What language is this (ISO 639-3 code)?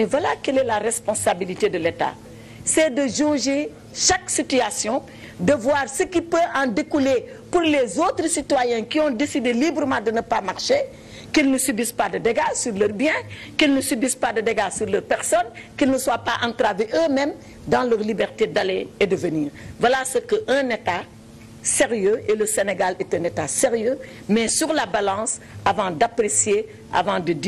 fra